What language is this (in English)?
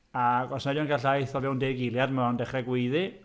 Welsh